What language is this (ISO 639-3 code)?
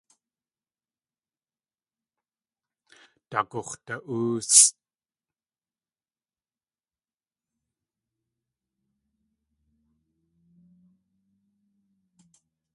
tli